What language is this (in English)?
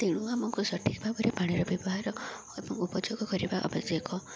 Odia